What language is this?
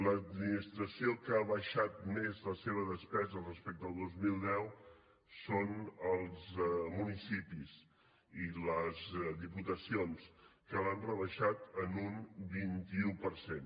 Catalan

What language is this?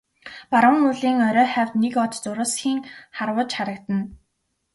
Mongolian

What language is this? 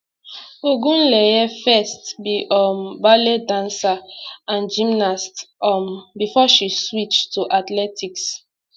Nigerian Pidgin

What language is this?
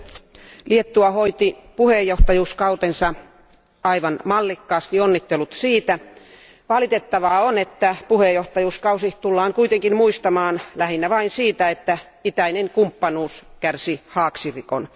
Finnish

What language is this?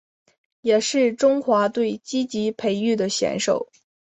Chinese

